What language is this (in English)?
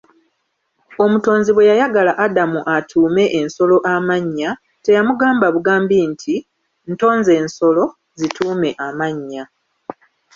Ganda